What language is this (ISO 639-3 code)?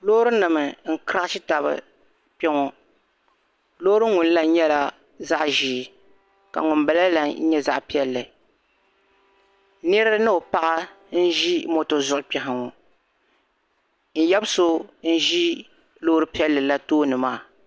dag